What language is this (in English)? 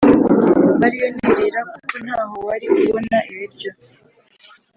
Kinyarwanda